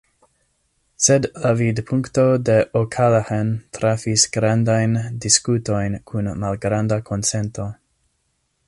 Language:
Esperanto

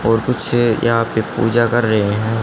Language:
Hindi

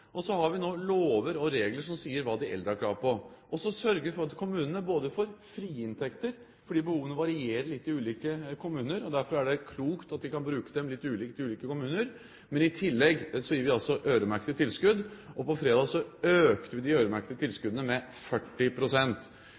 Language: Norwegian Bokmål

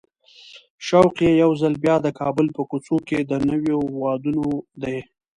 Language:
Pashto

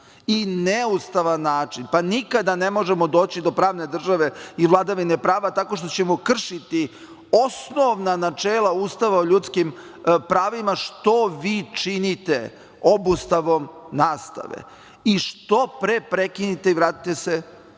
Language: Serbian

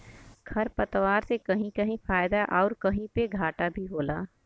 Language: Bhojpuri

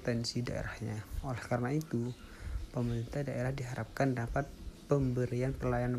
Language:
Indonesian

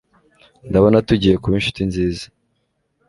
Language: Kinyarwanda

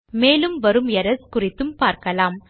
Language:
Tamil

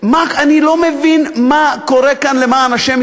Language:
Hebrew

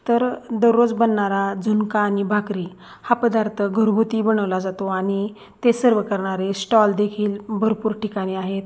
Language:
Marathi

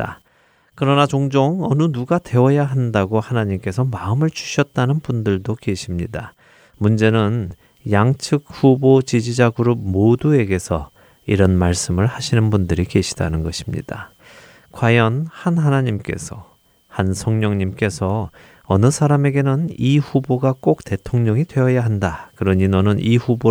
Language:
Korean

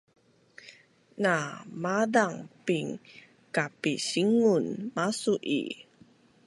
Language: Bunun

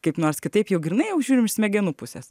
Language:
Lithuanian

